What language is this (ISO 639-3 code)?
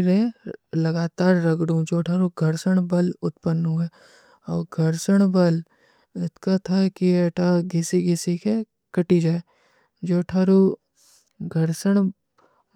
uki